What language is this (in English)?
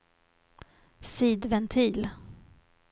Swedish